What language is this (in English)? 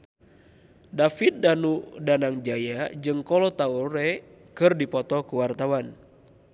Sundanese